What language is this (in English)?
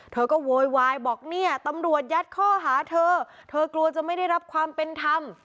Thai